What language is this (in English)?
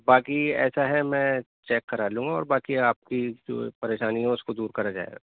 Urdu